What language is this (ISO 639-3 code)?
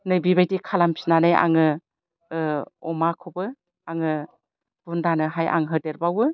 brx